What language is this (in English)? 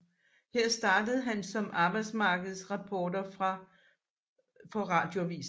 Danish